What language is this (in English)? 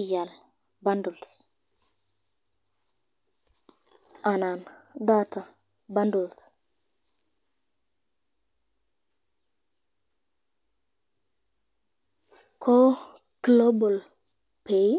Kalenjin